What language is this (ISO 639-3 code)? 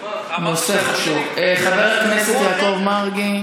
heb